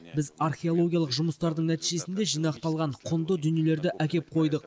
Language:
Kazakh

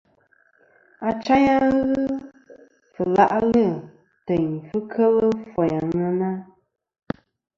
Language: Kom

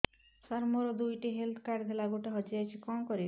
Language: Odia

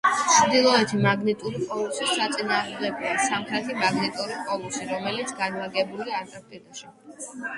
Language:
Georgian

